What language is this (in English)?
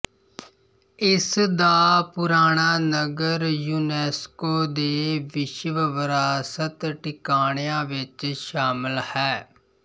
Punjabi